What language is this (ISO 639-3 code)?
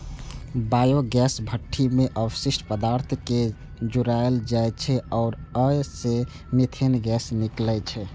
mai